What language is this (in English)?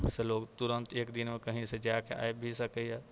Maithili